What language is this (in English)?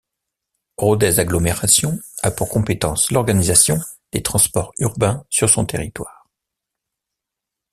French